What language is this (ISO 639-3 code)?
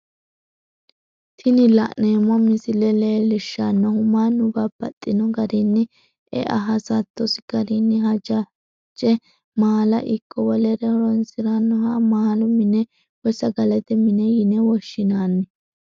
sid